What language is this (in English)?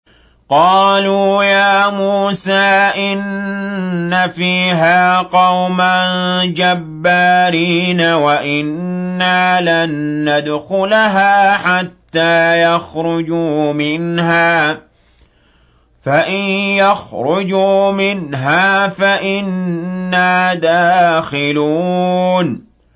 Arabic